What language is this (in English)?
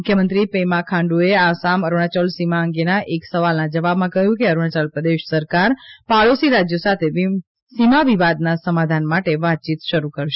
Gujarati